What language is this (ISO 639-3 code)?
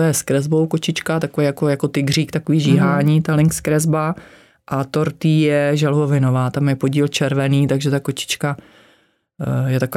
ces